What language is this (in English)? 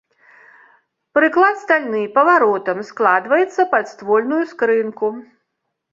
Belarusian